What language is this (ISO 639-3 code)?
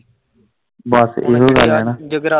pan